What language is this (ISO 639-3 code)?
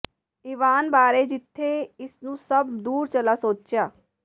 pan